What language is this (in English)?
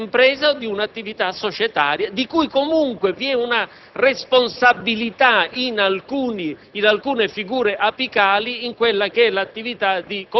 Italian